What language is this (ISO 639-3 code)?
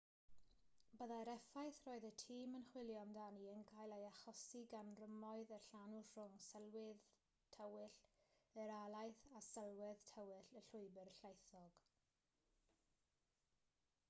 cym